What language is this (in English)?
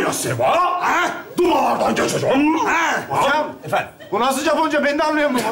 Turkish